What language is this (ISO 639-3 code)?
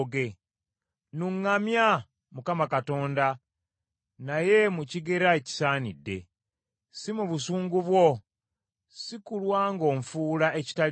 lug